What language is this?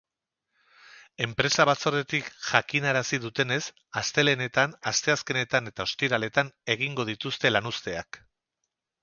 Basque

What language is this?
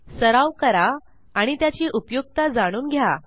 Marathi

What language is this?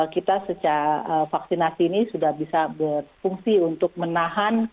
Indonesian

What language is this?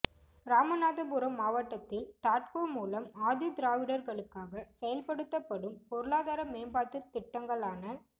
Tamil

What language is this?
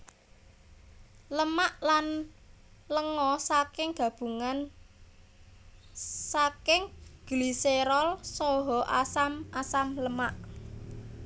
Javanese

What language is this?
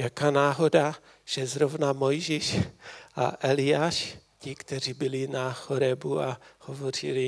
Czech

